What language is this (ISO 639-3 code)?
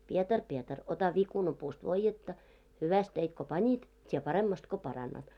fin